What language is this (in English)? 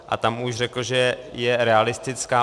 Czech